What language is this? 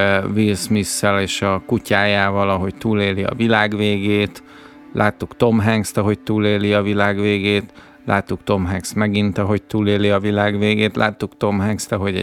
Hungarian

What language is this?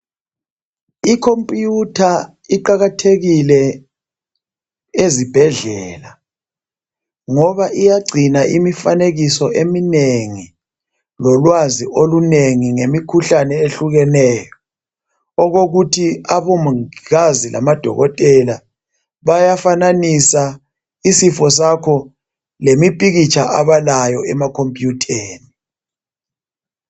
North Ndebele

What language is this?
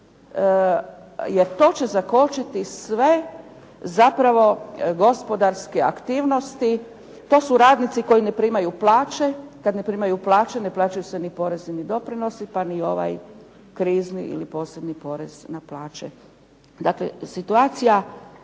Croatian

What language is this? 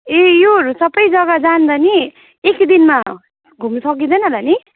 Nepali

